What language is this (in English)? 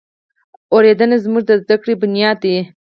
Pashto